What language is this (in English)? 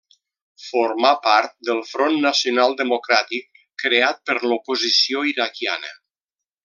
Catalan